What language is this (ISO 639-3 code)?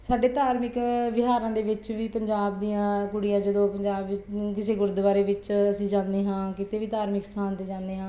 pan